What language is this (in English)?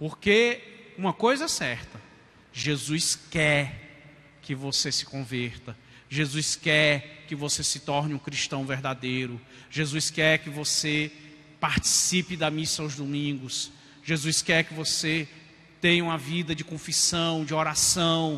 Portuguese